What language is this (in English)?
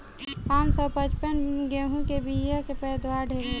Bhojpuri